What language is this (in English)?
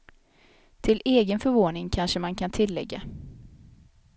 Swedish